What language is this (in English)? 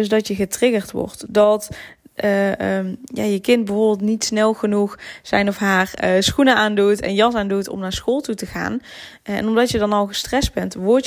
Dutch